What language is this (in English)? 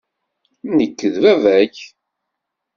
Kabyle